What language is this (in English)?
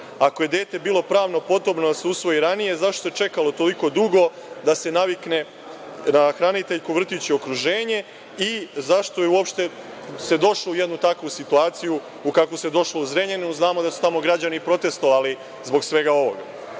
Serbian